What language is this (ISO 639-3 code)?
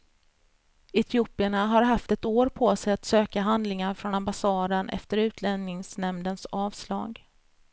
swe